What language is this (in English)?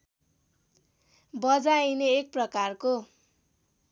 Nepali